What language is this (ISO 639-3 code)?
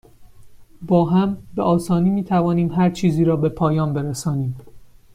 fas